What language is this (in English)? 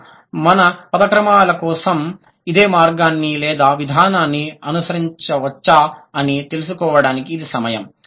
Telugu